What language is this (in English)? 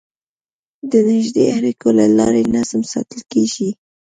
Pashto